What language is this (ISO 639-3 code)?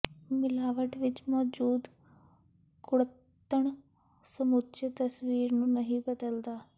pan